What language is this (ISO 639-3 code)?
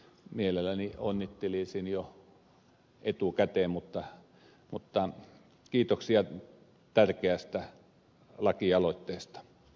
fin